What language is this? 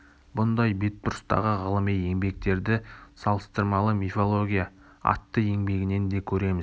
Kazakh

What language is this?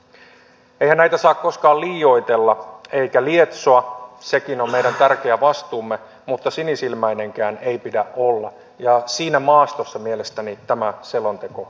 Finnish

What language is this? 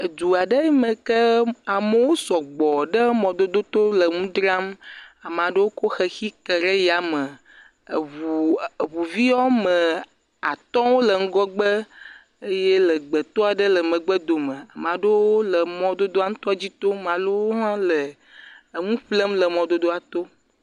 Ewe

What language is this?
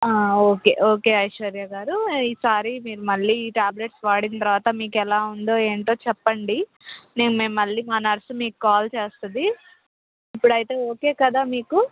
Telugu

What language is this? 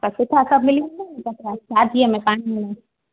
Sindhi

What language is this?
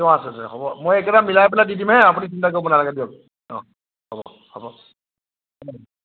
Assamese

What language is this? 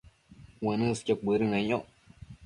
Matsés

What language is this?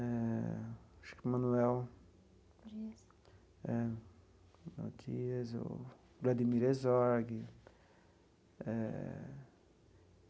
Portuguese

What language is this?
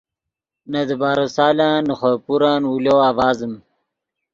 Yidgha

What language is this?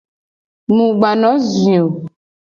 Gen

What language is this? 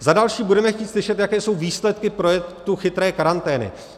Czech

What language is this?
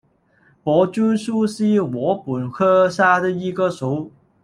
Chinese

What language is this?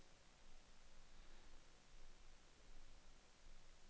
Danish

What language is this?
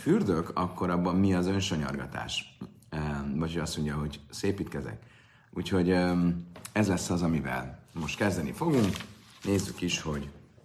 Hungarian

